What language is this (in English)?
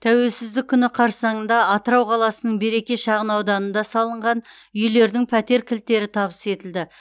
Kazakh